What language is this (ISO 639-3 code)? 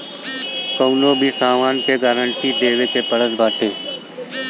bho